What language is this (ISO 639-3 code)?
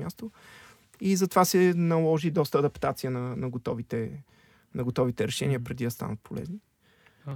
bul